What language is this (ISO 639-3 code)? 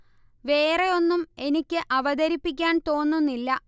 mal